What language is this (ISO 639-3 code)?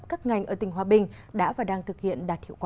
vie